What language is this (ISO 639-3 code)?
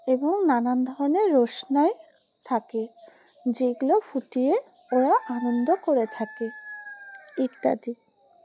ben